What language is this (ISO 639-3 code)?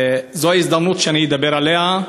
heb